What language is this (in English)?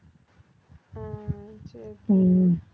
Tamil